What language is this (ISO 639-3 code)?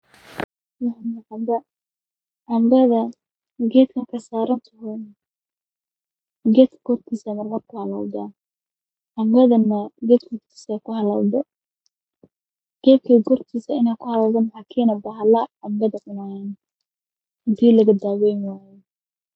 som